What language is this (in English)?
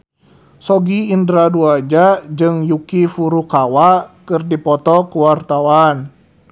Sundanese